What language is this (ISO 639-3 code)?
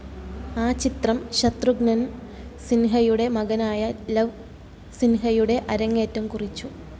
mal